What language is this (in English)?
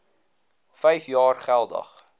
Afrikaans